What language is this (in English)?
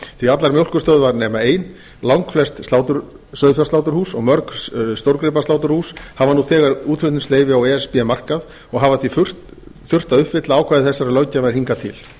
Icelandic